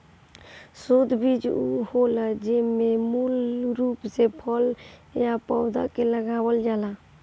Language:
Bhojpuri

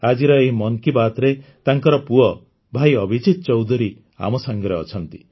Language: Odia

